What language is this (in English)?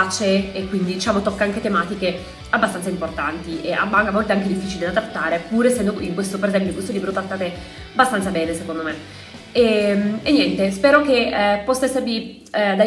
Italian